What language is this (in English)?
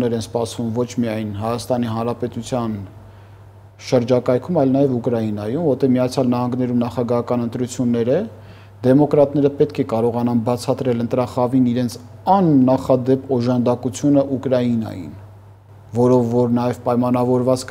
Romanian